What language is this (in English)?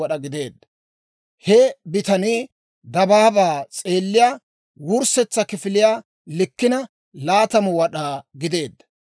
Dawro